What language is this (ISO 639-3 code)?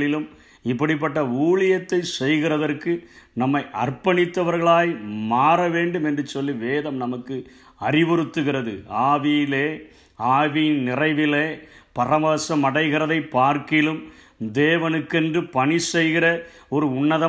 tam